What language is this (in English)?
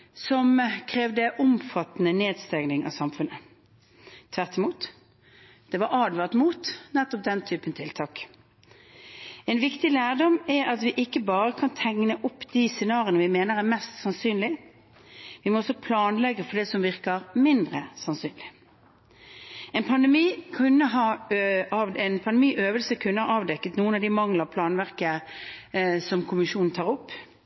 Norwegian Bokmål